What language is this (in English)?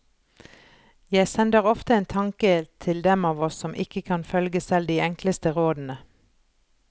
Norwegian